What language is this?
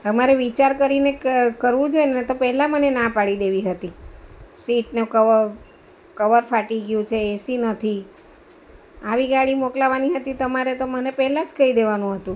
Gujarati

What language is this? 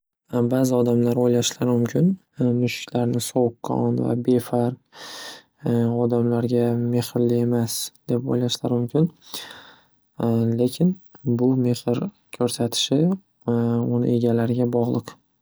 Uzbek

